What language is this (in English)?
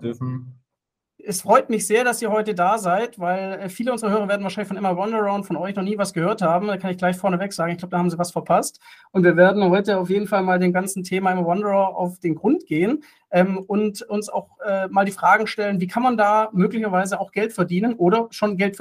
German